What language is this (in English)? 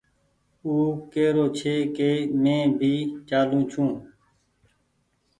Goaria